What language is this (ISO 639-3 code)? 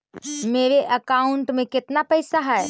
mag